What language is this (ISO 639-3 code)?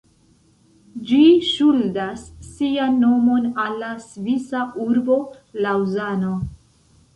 epo